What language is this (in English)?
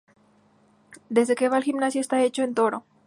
Spanish